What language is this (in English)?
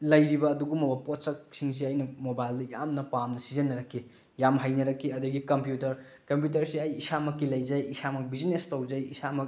Manipuri